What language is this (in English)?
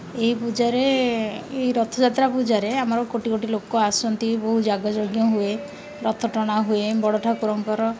Odia